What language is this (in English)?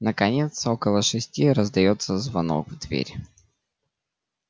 Russian